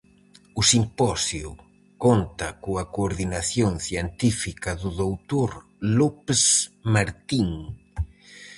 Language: Galician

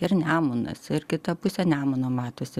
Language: Lithuanian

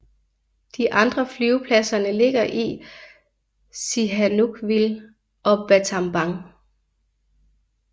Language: Danish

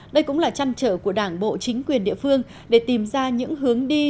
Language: Vietnamese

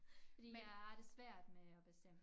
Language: Danish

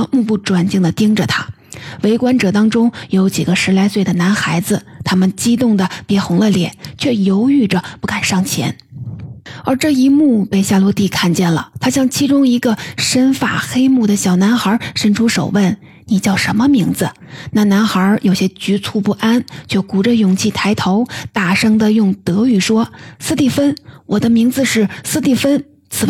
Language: Chinese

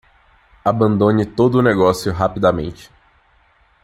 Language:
Portuguese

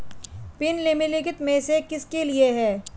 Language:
Hindi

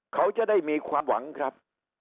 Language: Thai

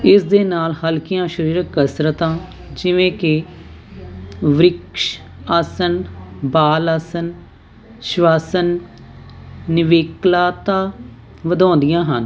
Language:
Punjabi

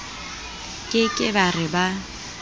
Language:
Southern Sotho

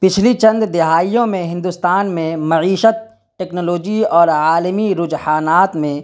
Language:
Urdu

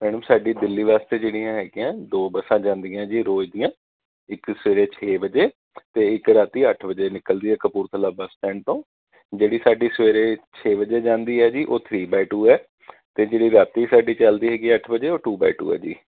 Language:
Punjabi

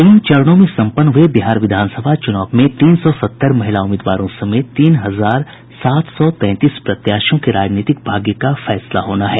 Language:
Hindi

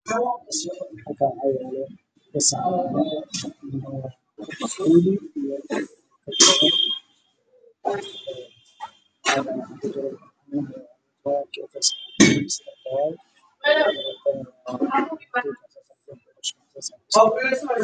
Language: Somali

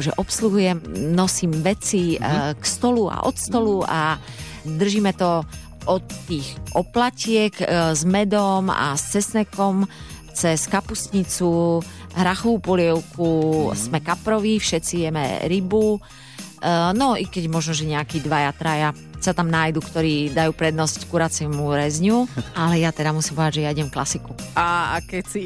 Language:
Slovak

